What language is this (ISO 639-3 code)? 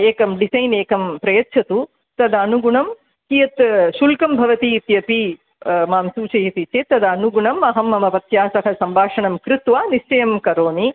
san